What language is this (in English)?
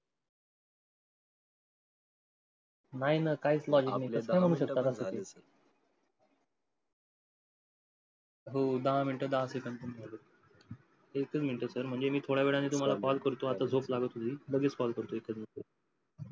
Marathi